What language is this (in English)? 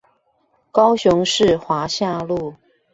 Chinese